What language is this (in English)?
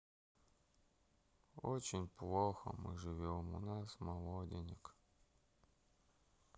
Russian